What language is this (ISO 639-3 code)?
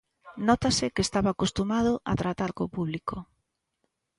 glg